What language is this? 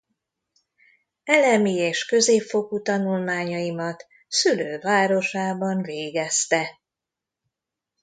Hungarian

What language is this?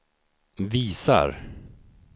Swedish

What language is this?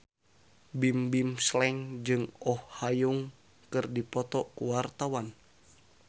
Sundanese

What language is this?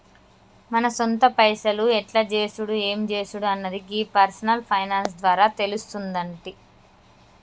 Telugu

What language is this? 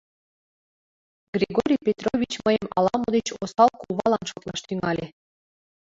Mari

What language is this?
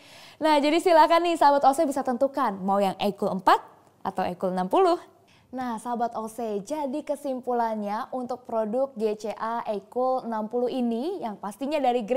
Indonesian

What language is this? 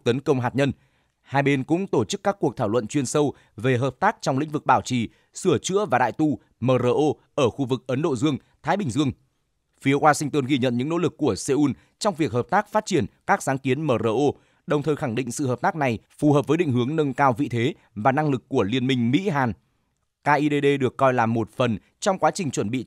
Vietnamese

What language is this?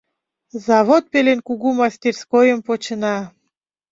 Mari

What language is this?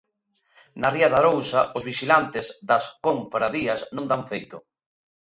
Galician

